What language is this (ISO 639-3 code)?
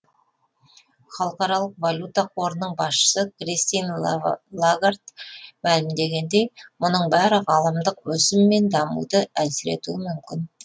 kaz